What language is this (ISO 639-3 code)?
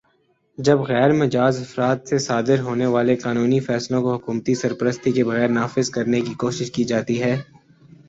urd